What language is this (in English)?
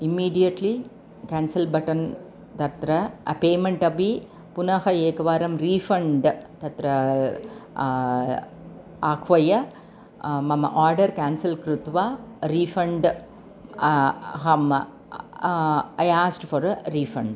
Sanskrit